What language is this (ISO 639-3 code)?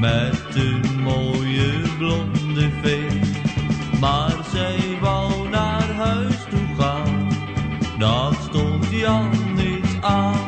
ron